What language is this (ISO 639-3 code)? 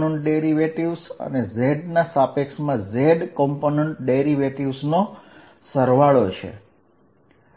guj